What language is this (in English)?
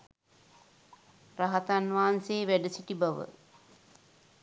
Sinhala